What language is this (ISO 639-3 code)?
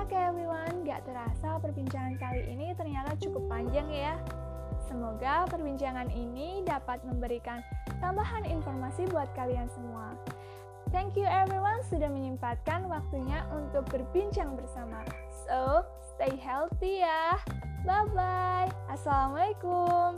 ind